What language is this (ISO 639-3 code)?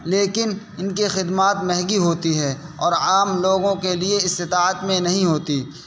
urd